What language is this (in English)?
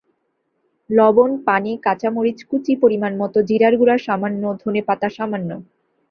Bangla